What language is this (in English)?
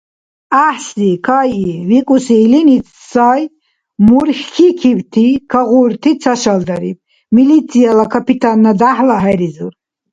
Dargwa